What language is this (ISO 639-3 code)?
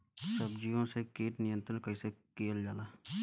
bho